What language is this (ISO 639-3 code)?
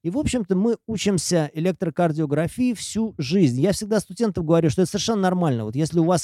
rus